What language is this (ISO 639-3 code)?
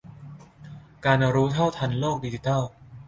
tha